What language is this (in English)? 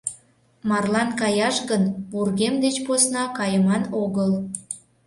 Mari